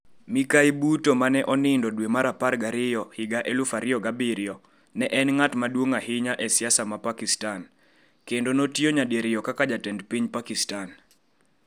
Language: Luo (Kenya and Tanzania)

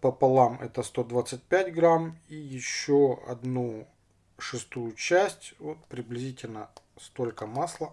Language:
Russian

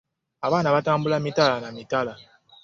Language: Ganda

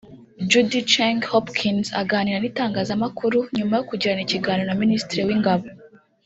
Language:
Kinyarwanda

